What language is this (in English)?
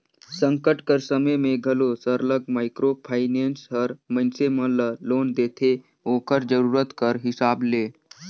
Chhattisgarhi